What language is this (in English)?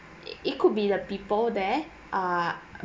English